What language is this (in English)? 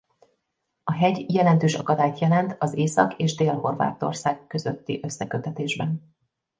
Hungarian